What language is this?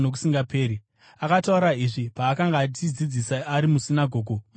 Shona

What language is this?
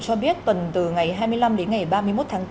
Vietnamese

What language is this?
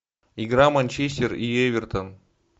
Russian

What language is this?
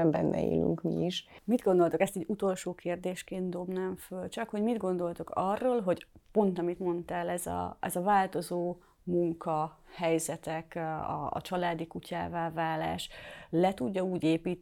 Hungarian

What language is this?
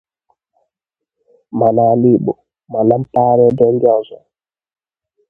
Igbo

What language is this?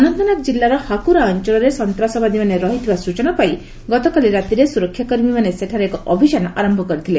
Odia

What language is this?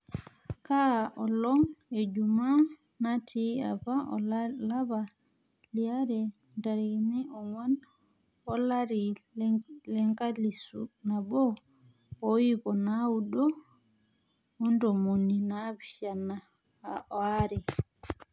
Masai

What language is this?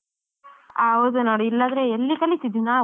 Kannada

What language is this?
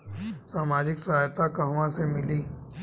Bhojpuri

